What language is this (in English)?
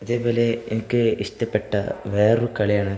Malayalam